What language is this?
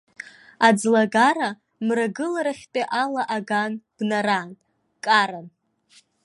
Abkhazian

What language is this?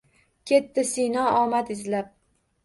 Uzbek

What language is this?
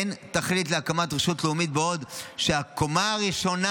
Hebrew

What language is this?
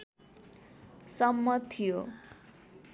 Nepali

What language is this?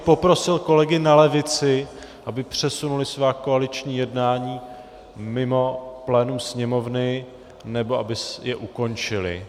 Czech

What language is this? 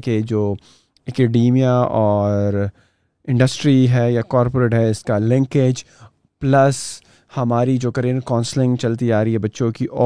Urdu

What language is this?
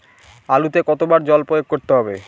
Bangla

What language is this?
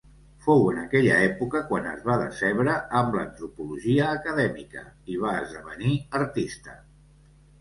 Catalan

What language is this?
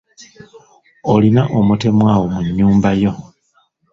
Ganda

